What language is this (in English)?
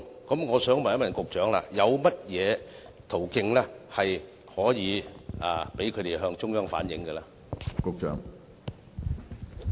Cantonese